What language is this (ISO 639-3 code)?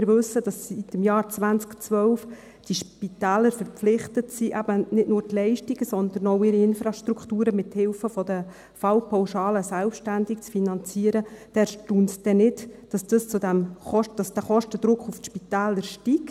gsw